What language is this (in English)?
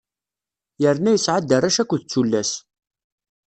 Kabyle